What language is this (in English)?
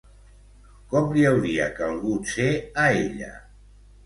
Catalan